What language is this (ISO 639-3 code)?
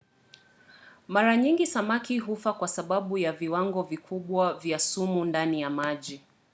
swa